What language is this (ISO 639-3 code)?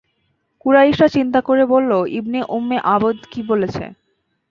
ben